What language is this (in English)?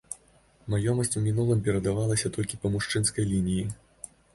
Belarusian